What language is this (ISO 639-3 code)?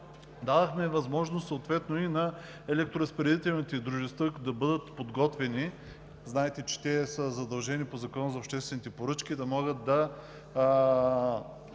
bul